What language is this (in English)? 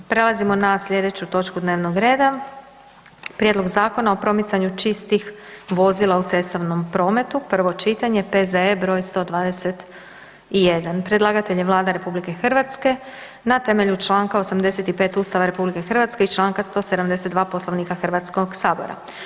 Croatian